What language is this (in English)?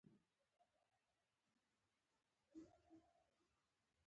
Pashto